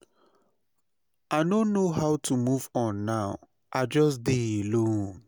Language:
Nigerian Pidgin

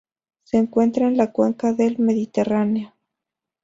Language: Spanish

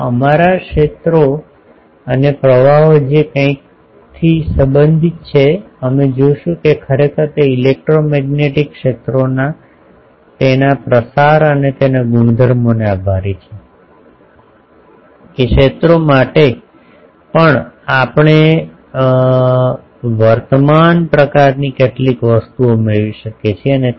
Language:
Gujarati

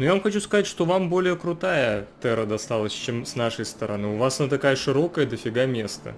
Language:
Russian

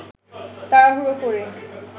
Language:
Bangla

